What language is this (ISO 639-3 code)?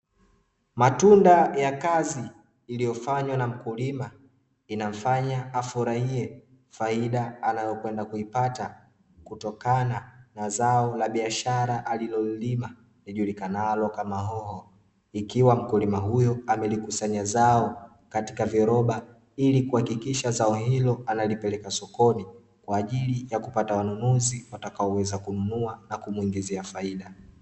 swa